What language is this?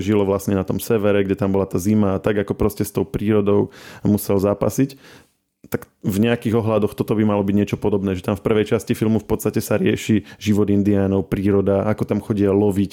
Slovak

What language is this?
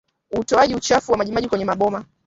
Swahili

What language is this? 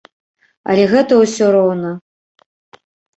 Belarusian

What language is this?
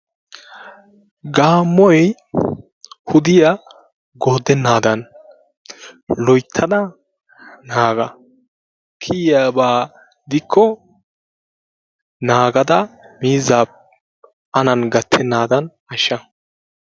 Wolaytta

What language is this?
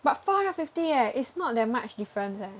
English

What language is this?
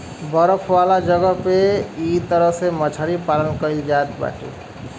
Bhojpuri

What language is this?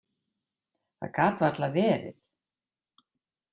Icelandic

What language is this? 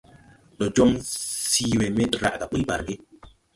Tupuri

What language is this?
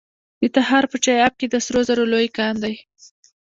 Pashto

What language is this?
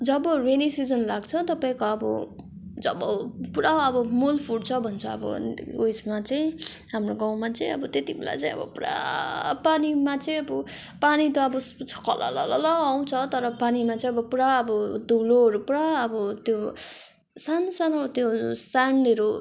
Nepali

